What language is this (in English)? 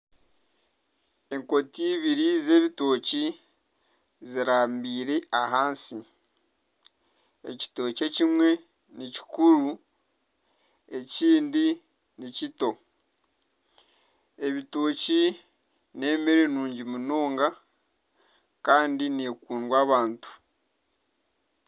Nyankole